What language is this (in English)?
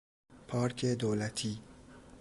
Persian